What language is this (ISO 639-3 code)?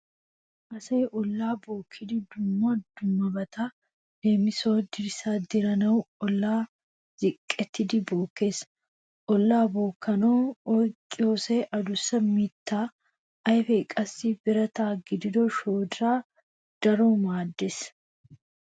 wal